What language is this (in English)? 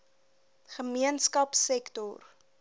Afrikaans